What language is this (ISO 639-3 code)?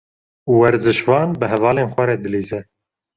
kur